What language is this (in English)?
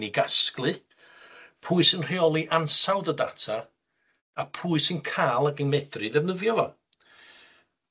Welsh